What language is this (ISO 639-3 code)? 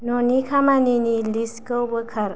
brx